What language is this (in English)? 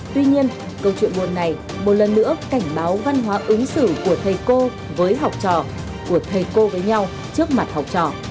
Vietnamese